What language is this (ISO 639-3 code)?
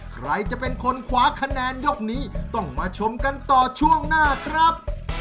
tha